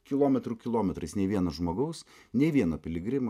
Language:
Lithuanian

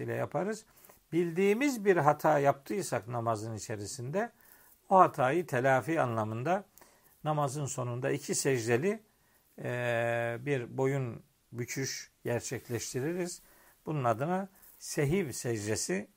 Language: Turkish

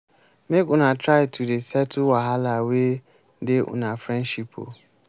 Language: Nigerian Pidgin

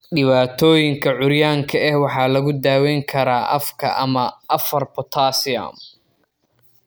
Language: Somali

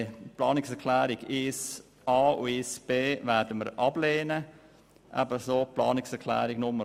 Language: Swiss German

